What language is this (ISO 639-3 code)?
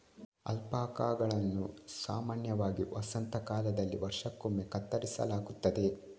kan